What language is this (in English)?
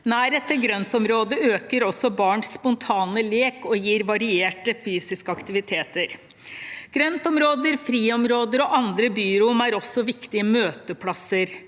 Norwegian